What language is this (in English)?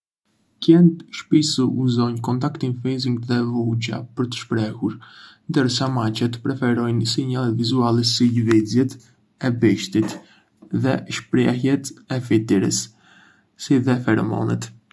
Arbëreshë Albanian